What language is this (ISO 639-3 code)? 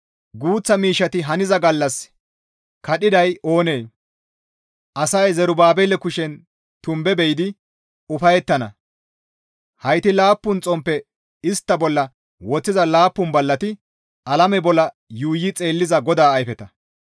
gmv